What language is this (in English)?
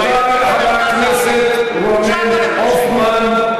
Hebrew